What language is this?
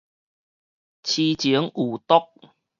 Min Nan Chinese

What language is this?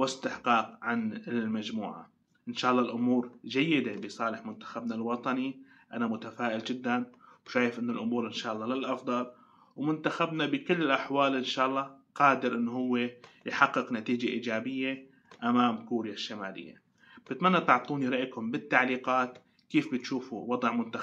Arabic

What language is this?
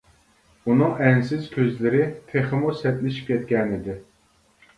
Uyghur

